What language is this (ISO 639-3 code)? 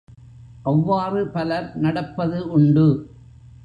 tam